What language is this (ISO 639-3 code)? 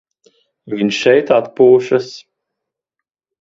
lav